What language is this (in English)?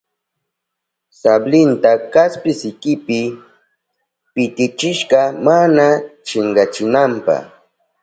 Southern Pastaza Quechua